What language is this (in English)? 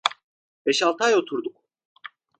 Turkish